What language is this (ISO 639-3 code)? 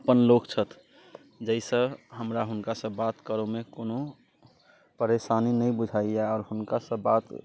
mai